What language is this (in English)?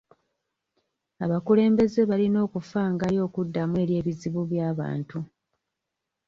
Ganda